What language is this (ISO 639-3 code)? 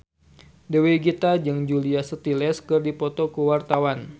sun